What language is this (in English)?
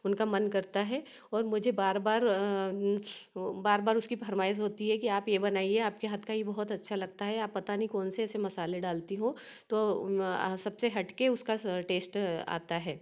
Hindi